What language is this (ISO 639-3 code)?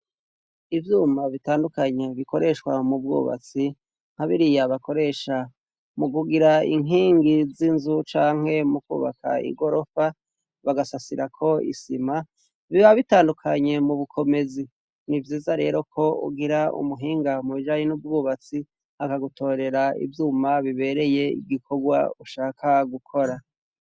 run